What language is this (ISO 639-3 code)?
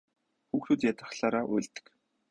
mon